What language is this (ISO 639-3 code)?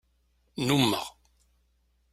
kab